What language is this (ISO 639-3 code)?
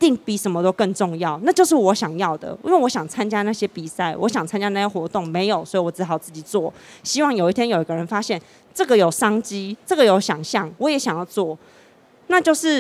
zho